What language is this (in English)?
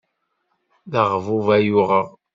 Kabyle